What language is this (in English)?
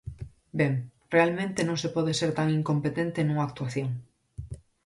Galician